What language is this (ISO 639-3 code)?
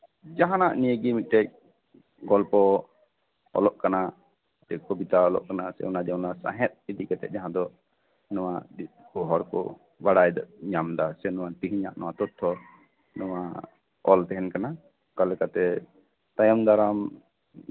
sat